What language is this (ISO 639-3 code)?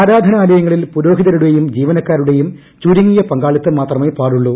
mal